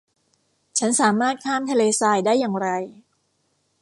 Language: Thai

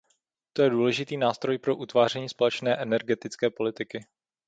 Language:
Czech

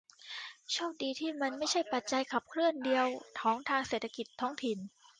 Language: Thai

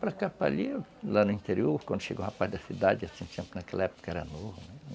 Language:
Portuguese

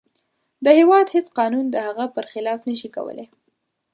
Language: Pashto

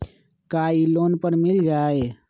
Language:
Magahi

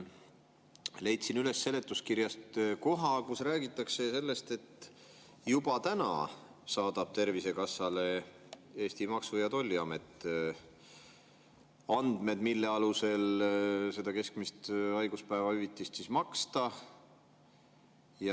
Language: Estonian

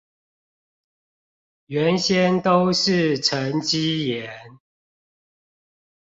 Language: Chinese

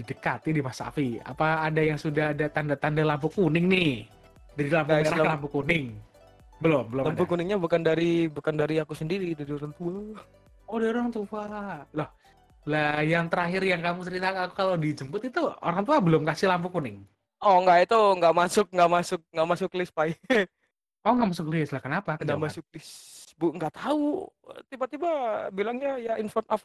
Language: Indonesian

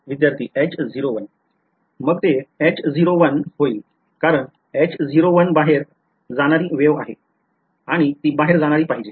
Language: Marathi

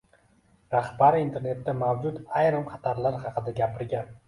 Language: Uzbek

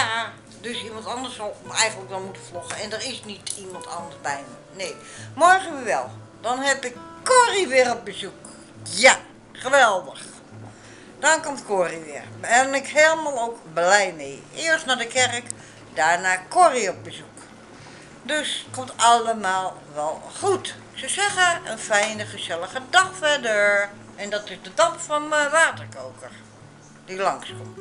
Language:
Dutch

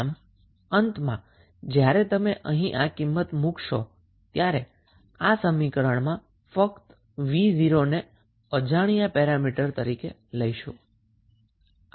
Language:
Gujarati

